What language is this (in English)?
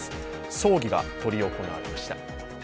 Japanese